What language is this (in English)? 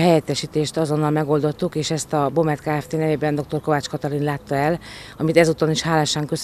Hungarian